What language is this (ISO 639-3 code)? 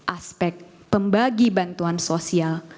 ind